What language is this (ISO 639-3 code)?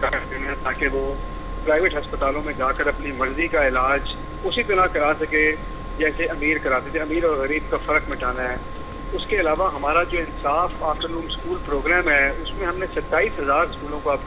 urd